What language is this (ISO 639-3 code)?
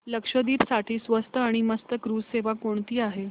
mar